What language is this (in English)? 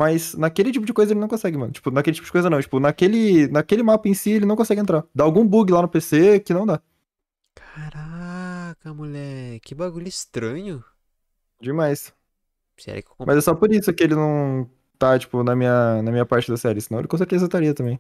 Portuguese